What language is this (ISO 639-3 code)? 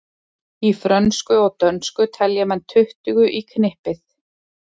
isl